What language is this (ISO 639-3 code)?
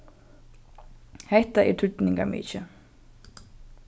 fao